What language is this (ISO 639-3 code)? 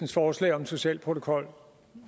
dan